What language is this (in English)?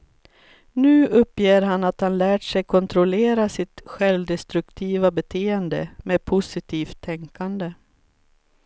Swedish